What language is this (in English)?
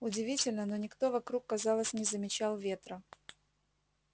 Russian